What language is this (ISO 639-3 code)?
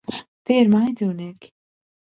lav